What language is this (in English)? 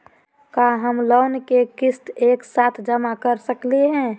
Magahi